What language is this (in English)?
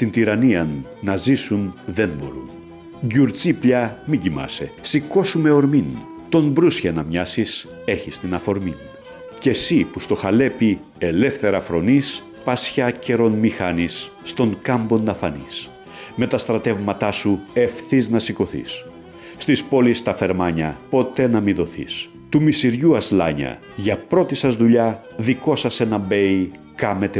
Greek